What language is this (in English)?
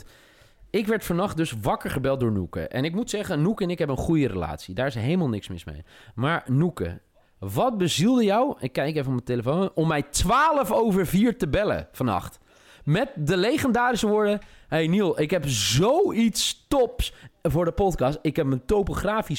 Dutch